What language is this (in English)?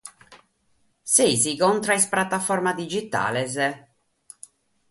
Sardinian